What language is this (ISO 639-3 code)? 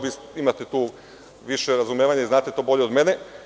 srp